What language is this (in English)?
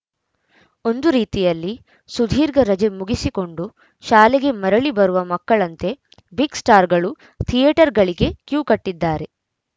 Kannada